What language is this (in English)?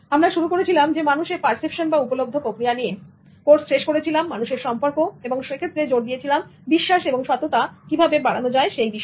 Bangla